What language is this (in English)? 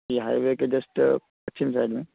Urdu